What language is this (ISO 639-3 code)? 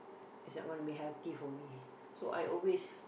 eng